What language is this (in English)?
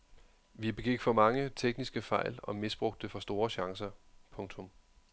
Danish